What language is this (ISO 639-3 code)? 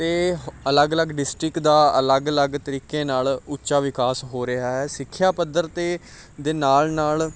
pan